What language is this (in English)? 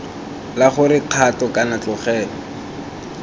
Tswana